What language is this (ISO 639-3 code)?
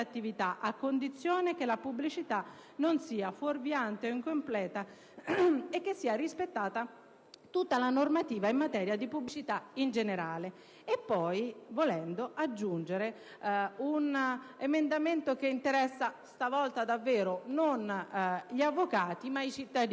ita